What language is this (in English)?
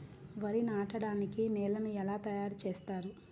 Telugu